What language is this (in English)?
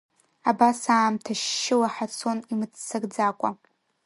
Abkhazian